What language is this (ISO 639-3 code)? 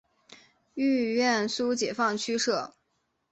zho